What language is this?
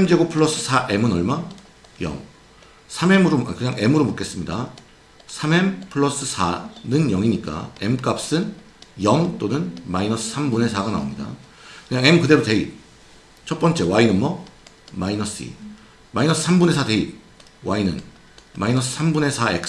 Korean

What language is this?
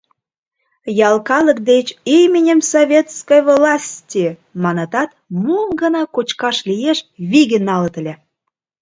Mari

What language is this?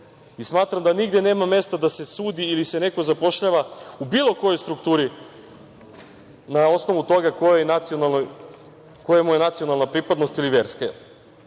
Serbian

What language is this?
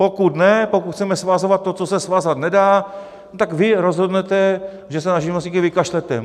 Czech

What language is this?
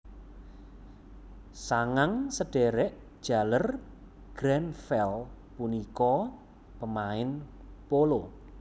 Javanese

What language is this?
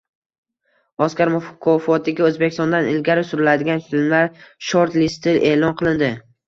Uzbek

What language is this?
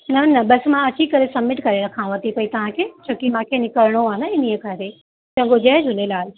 Sindhi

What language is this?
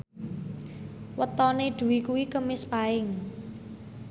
Javanese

